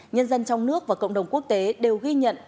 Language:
Vietnamese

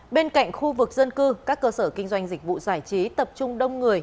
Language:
Vietnamese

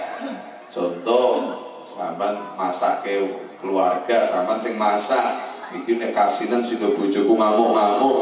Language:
Indonesian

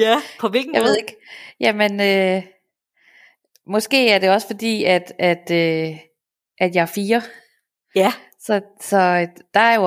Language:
Danish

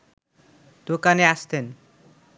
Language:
Bangla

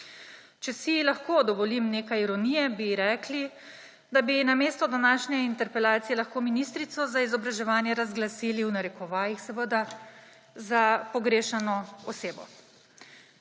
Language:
Slovenian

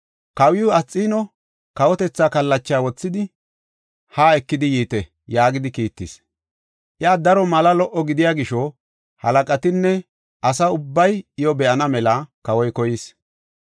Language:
Gofa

